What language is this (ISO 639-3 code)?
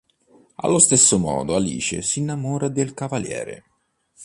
ita